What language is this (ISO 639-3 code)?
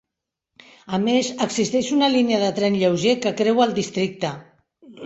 cat